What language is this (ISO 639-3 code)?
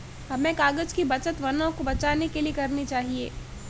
hin